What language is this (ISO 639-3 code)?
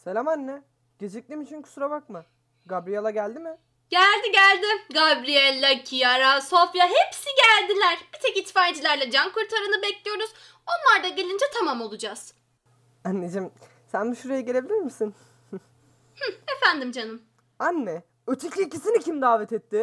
tur